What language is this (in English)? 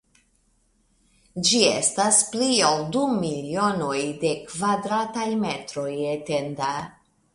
Esperanto